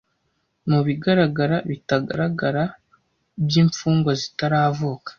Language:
Kinyarwanda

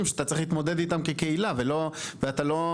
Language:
Hebrew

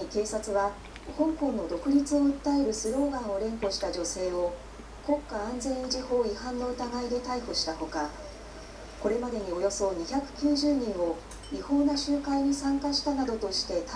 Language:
Japanese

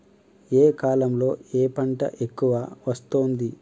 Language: Telugu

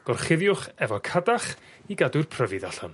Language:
Welsh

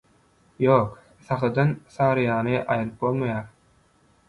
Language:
Turkmen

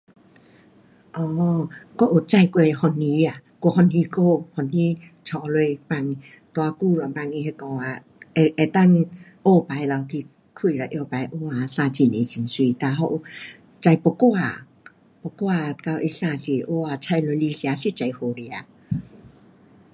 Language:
Pu-Xian Chinese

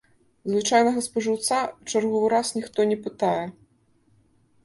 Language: Belarusian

